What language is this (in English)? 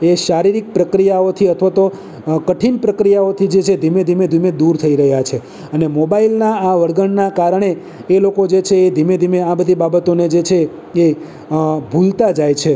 Gujarati